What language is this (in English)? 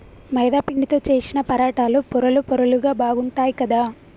Telugu